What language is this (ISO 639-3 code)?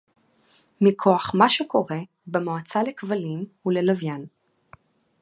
heb